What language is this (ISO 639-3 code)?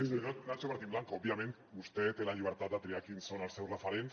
cat